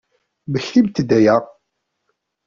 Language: Kabyle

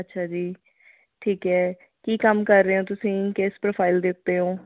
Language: Punjabi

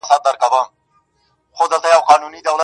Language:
Pashto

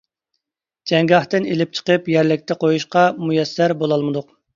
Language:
Uyghur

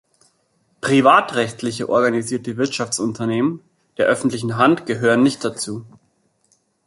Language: German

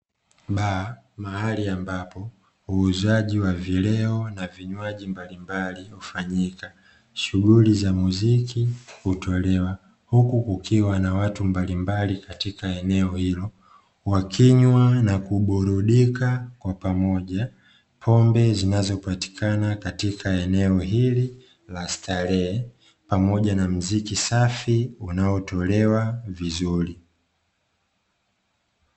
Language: Swahili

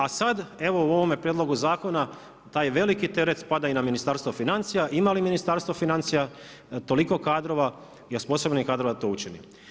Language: Croatian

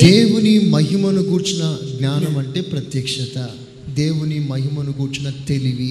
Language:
Telugu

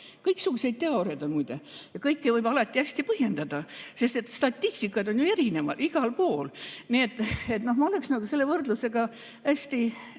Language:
Estonian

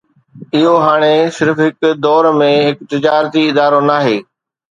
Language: Sindhi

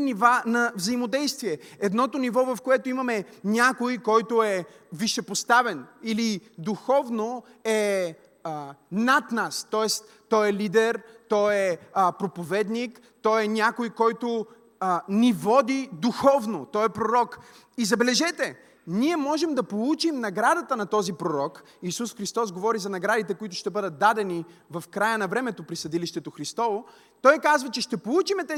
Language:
Bulgarian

